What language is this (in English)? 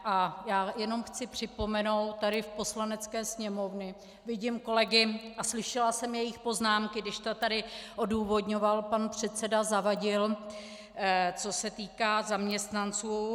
Czech